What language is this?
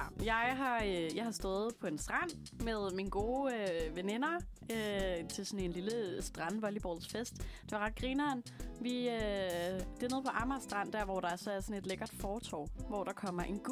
Danish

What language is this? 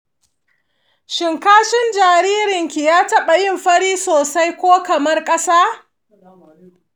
Hausa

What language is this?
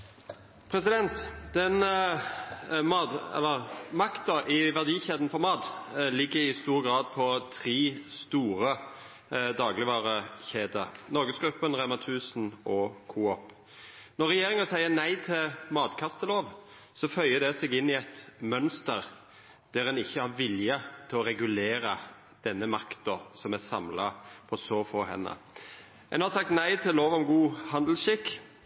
Norwegian Nynorsk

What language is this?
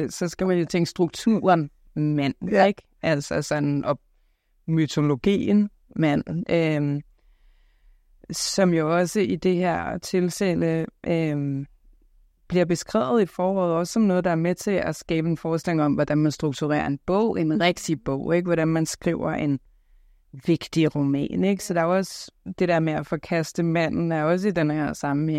Danish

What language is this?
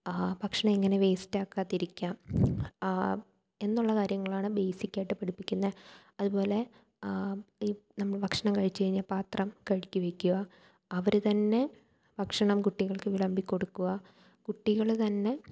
Malayalam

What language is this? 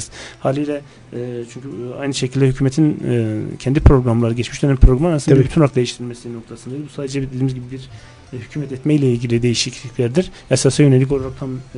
Turkish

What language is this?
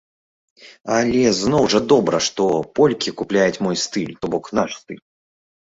Belarusian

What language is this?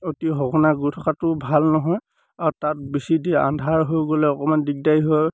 Assamese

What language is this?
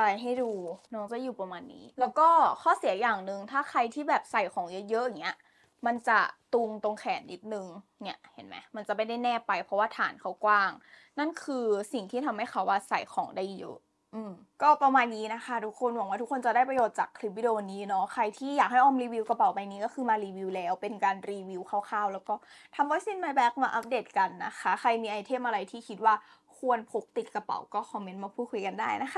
Thai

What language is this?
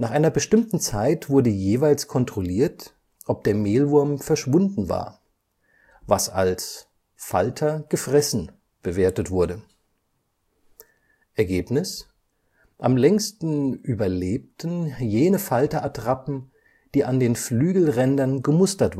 German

